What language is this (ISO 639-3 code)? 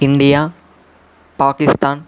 tel